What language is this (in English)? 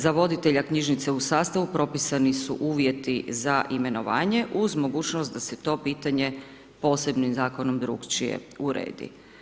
Croatian